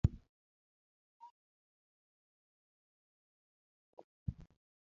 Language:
Luo (Kenya and Tanzania)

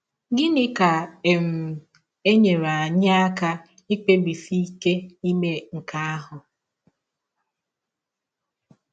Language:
Igbo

